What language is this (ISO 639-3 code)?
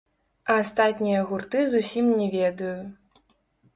bel